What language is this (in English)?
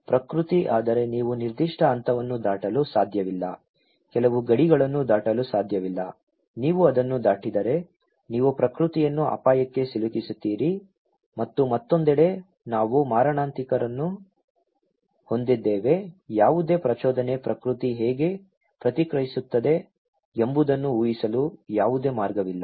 Kannada